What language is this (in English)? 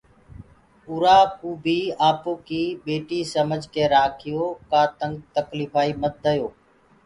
Gurgula